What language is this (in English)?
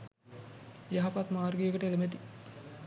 Sinhala